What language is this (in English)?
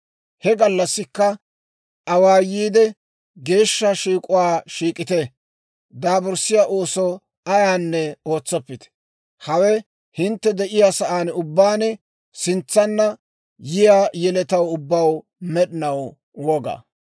Dawro